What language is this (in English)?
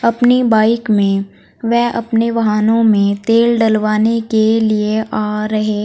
Hindi